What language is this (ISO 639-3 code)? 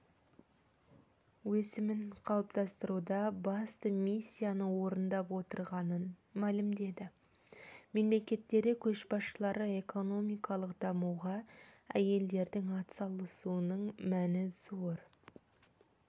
kaz